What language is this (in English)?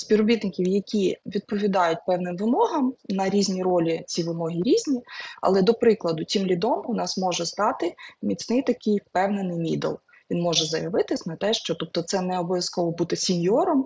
Ukrainian